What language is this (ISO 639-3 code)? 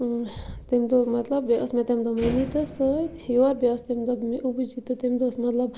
kas